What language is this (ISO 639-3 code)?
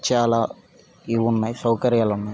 tel